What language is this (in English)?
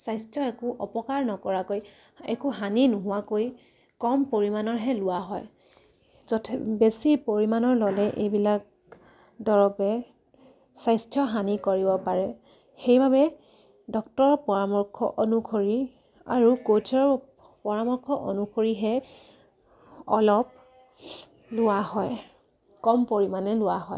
Assamese